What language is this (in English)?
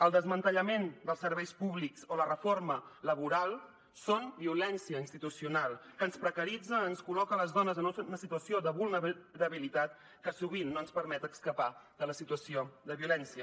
Catalan